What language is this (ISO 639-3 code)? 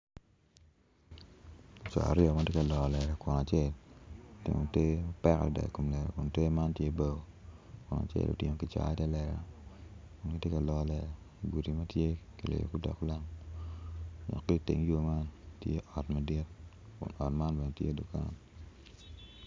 ach